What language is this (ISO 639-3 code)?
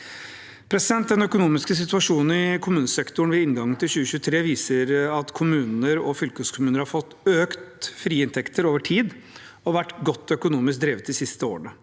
nor